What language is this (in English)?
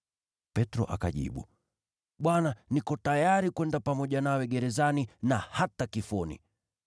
Swahili